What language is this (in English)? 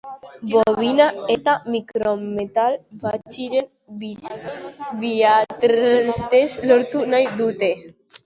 Basque